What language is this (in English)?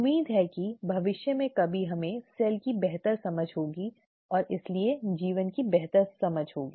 Hindi